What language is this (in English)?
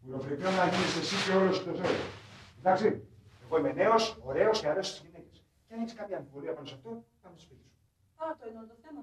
Greek